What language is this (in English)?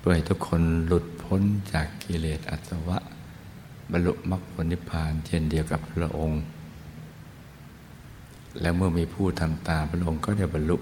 Thai